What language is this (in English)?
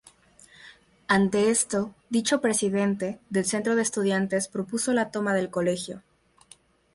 Spanish